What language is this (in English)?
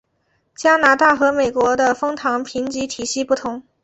Chinese